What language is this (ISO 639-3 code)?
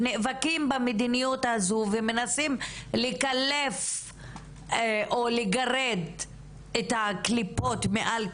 heb